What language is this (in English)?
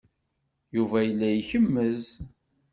Kabyle